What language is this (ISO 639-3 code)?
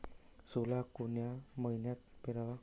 mar